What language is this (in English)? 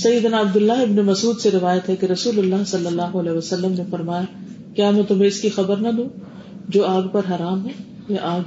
Urdu